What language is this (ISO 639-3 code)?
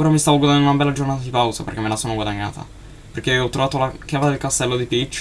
ita